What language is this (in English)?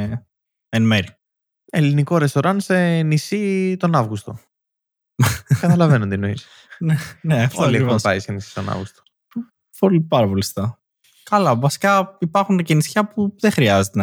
Greek